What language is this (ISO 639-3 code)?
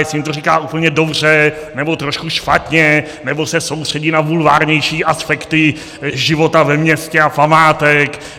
ces